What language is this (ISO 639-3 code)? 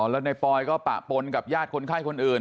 tha